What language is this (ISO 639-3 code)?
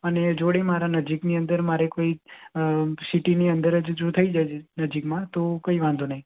guj